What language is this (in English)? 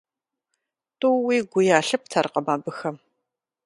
Kabardian